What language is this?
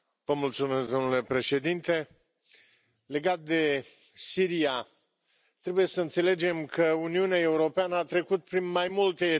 Romanian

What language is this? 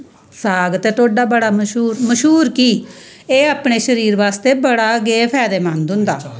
Dogri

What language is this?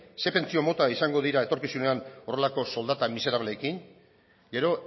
Basque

